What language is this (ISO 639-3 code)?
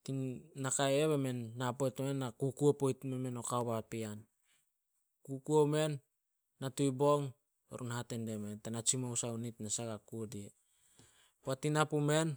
sol